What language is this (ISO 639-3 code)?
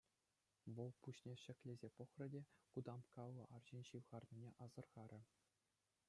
chv